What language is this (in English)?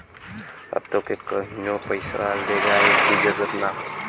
Bhojpuri